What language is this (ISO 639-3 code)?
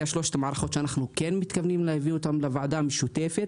heb